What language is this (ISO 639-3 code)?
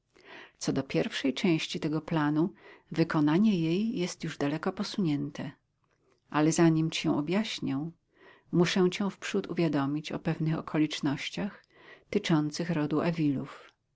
pol